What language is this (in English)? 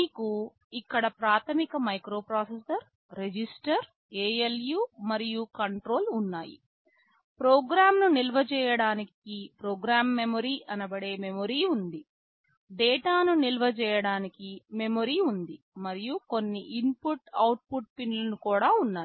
Telugu